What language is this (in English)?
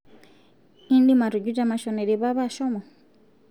Masai